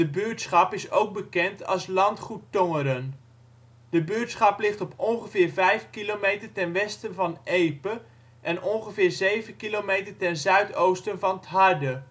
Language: Dutch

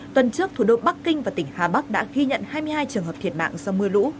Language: Vietnamese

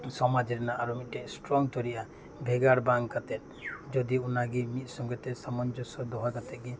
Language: Santali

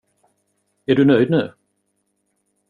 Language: Swedish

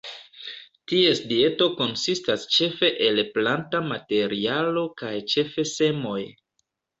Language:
Esperanto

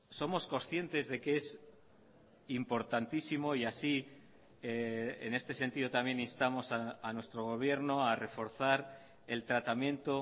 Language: Spanish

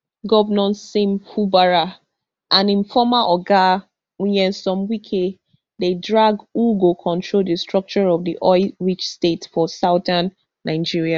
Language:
Nigerian Pidgin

